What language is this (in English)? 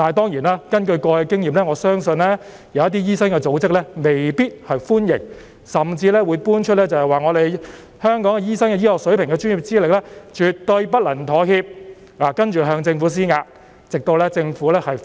Cantonese